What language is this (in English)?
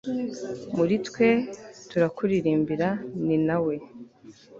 Kinyarwanda